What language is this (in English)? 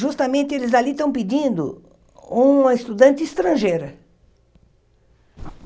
Portuguese